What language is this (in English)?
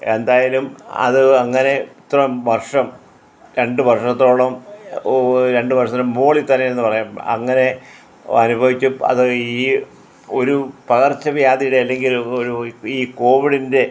Malayalam